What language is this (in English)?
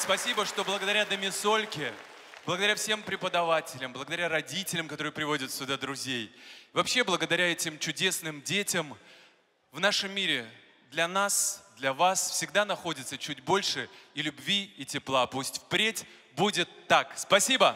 Russian